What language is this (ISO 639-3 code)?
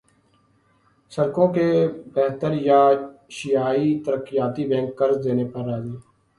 urd